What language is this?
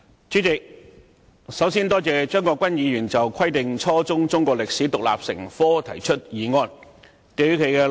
Cantonese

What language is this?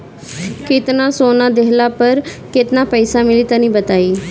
Bhojpuri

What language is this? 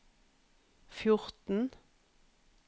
Norwegian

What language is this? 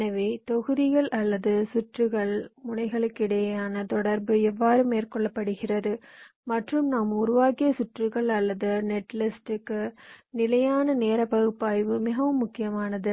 Tamil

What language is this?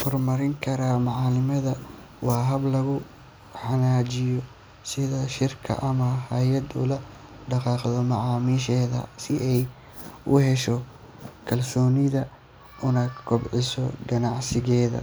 Somali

